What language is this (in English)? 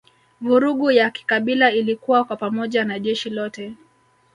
Swahili